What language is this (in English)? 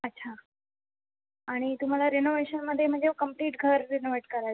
Marathi